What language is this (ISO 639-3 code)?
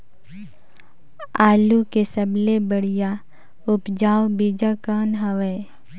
hne